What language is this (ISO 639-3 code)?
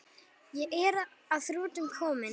isl